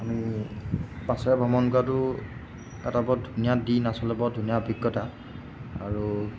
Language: Assamese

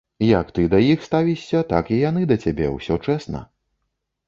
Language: Belarusian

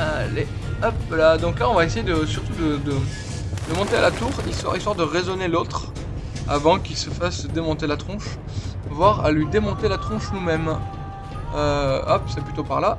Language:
French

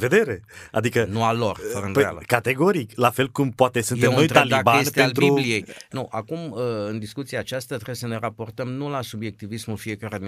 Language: Romanian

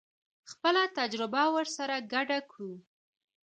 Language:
Pashto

